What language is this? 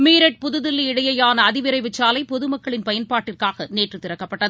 Tamil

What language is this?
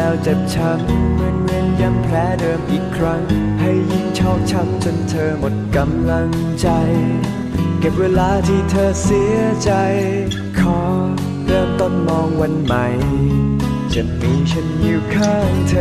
Thai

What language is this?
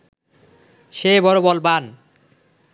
Bangla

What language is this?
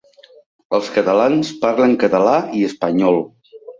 Catalan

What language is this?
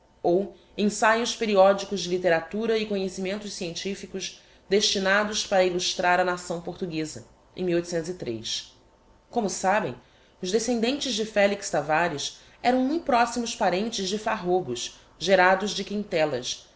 Portuguese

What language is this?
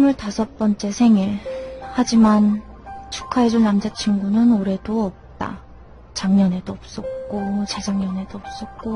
Korean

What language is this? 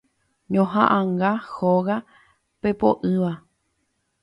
Guarani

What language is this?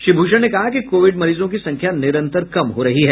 Hindi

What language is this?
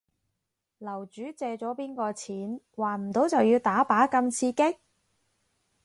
Cantonese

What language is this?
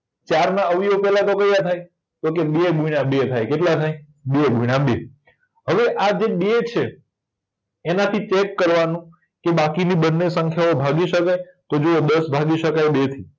Gujarati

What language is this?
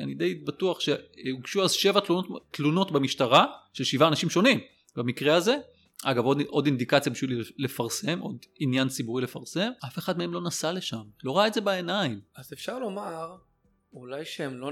Hebrew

